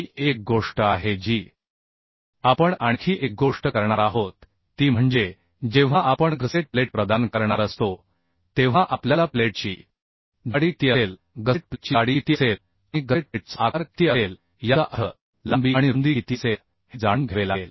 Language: Marathi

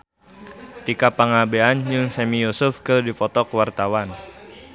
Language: Sundanese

